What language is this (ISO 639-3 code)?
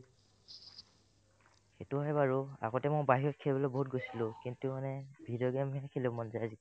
asm